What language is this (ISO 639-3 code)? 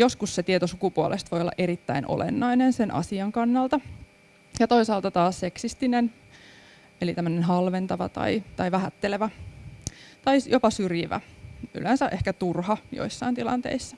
fin